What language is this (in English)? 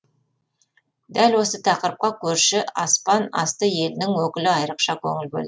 Kazakh